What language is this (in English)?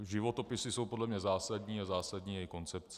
Czech